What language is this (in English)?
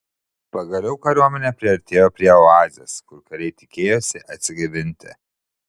Lithuanian